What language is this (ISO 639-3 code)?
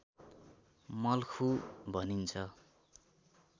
nep